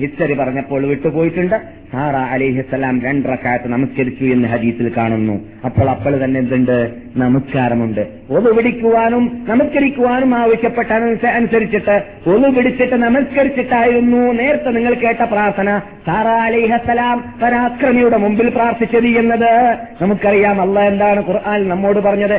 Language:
Malayalam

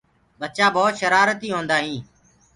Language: Gurgula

